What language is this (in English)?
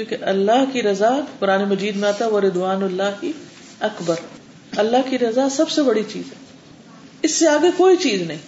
Urdu